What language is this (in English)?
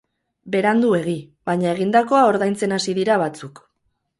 Basque